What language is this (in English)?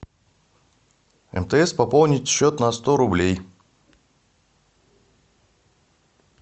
Russian